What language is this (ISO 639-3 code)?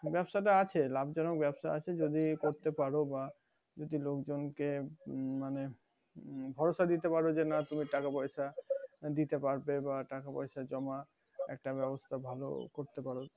ben